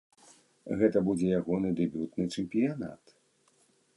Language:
Belarusian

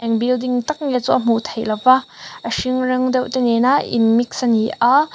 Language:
Mizo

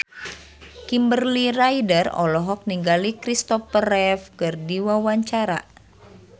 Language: Sundanese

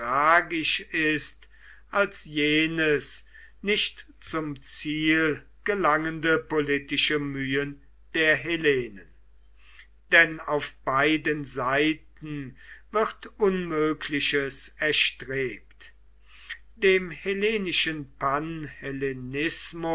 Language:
German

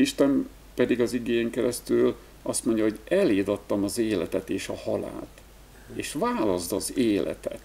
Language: Hungarian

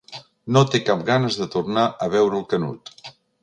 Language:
Catalan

